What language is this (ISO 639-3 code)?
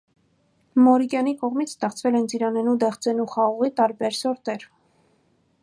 hye